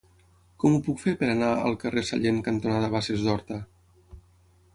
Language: Catalan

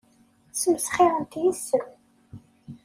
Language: Kabyle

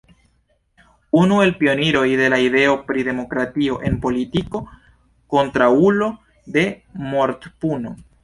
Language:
Esperanto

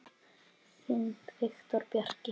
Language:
Icelandic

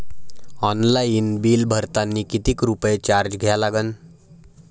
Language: Marathi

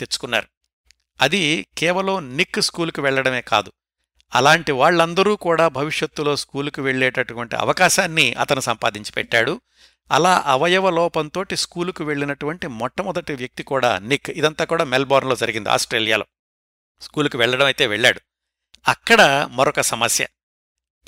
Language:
Telugu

